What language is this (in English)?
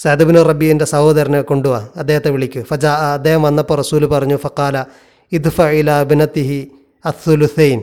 Malayalam